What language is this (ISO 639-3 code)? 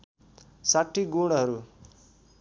nep